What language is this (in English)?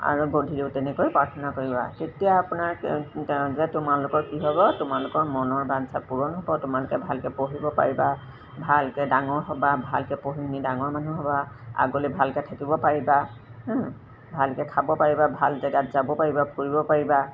Assamese